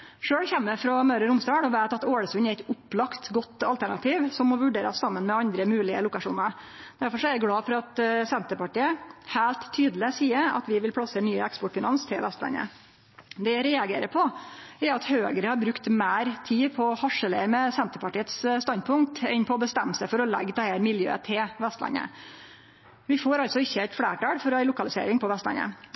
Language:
Norwegian Nynorsk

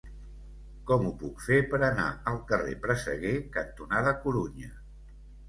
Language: Catalan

